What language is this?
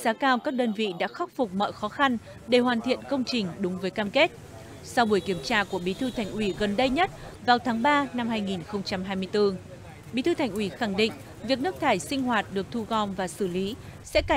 Vietnamese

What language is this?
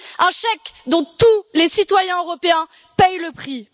French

